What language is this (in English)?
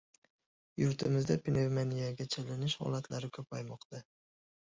Uzbek